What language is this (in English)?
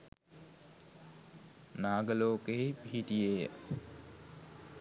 Sinhala